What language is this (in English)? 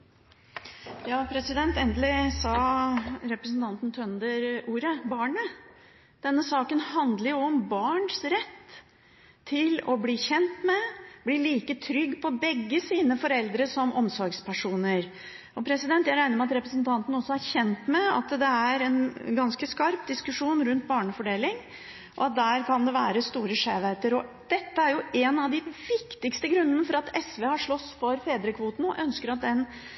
Norwegian Bokmål